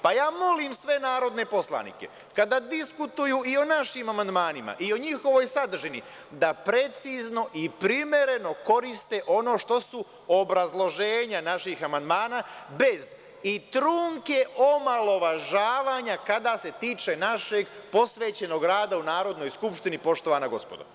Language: Serbian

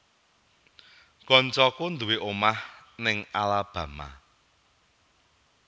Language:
Javanese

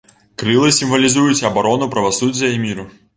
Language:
Belarusian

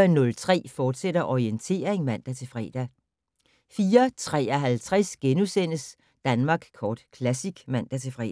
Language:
Danish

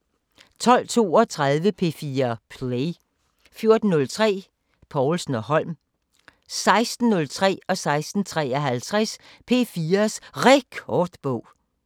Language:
Danish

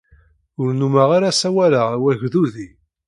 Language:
Kabyle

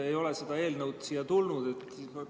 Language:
Estonian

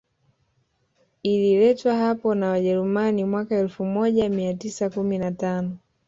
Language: Swahili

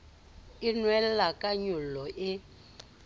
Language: Southern Sotho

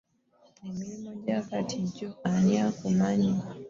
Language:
Ganda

